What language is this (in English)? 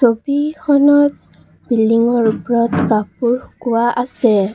Assamese